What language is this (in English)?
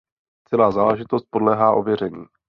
Czech